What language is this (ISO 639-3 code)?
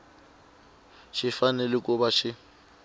tso